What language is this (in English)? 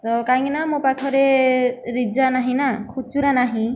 Odia